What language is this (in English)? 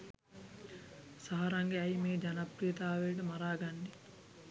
Sinhala